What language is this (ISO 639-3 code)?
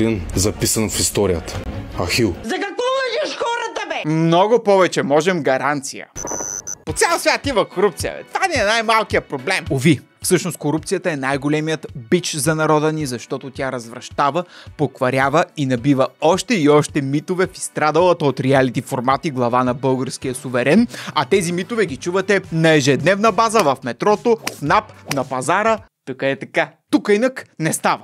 bul